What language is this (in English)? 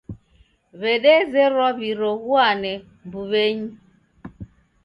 Taita